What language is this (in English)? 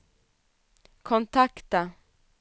Swedish